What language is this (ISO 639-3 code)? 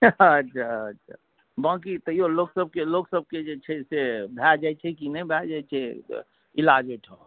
mai